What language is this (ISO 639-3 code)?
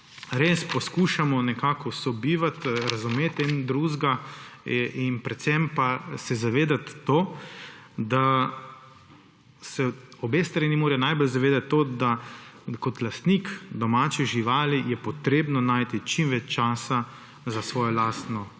slv